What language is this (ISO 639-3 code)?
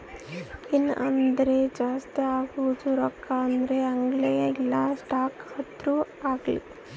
kan